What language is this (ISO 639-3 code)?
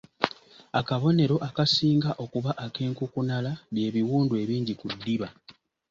lug